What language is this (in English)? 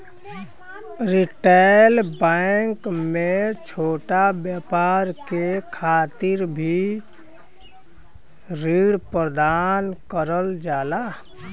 Bhojpuri